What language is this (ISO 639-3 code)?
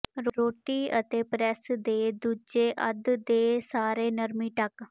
pan